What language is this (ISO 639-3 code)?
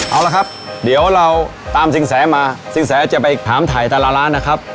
tha